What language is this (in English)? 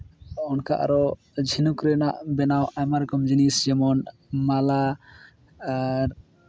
Santali